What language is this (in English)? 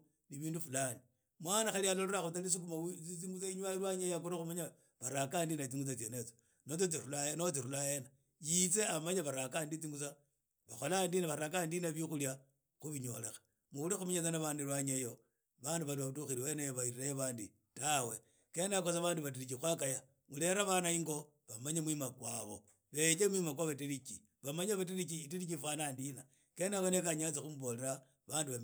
Idakho-Isukha-Tiriki